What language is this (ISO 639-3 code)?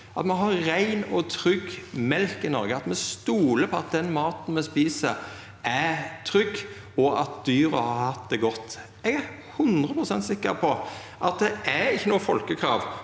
nor